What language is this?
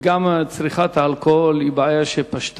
Hebrew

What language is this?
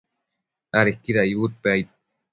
Matsés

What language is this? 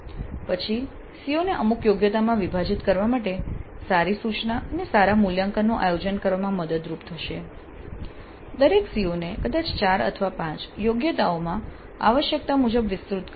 Gujarati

